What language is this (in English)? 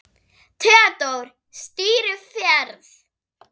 Icelandic